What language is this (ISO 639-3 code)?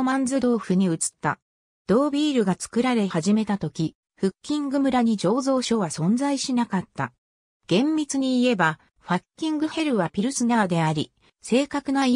jpn